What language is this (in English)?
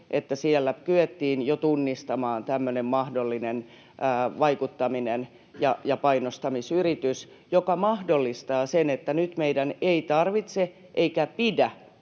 Finnish